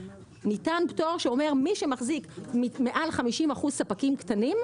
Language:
Hebrew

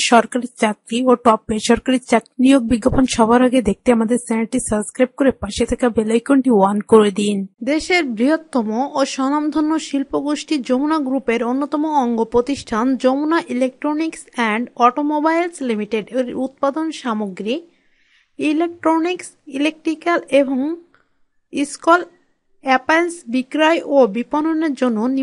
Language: Turkish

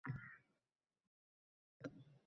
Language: Uzbek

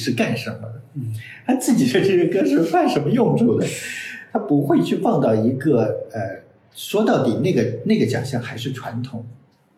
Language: Chinese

